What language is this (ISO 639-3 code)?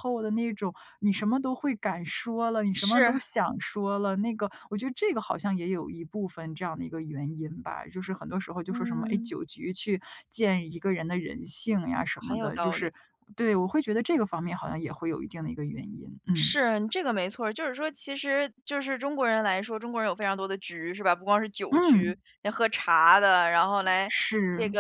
zho